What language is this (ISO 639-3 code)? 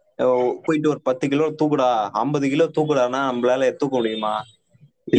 tam